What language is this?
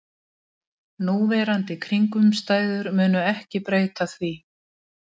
Icelandic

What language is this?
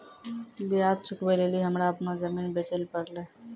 Maithili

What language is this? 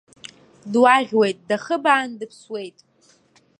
Abkhazian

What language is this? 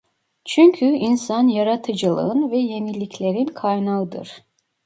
Turkish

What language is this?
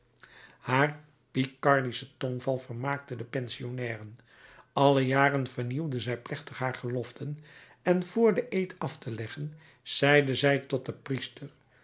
Dutch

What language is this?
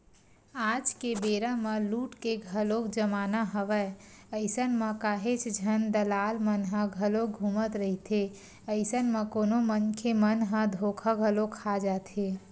Chhattisgarhi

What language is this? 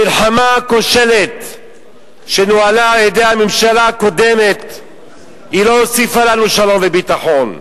Hebrew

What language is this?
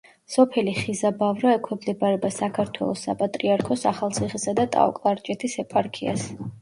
Georgian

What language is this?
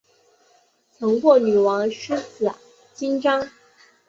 Chinese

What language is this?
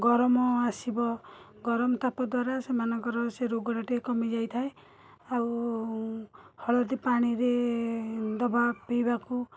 Odia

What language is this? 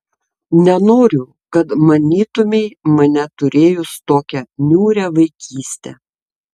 Lithuanian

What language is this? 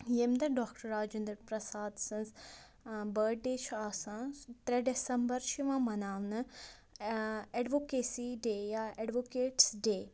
Kashmiri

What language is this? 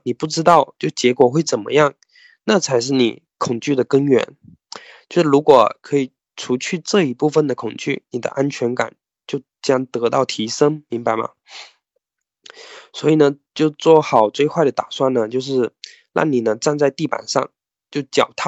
Chinese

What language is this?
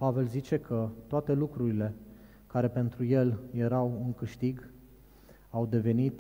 Romanian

